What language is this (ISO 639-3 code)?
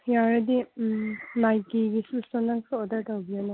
mni